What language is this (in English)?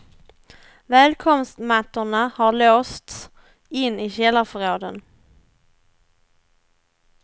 Swedish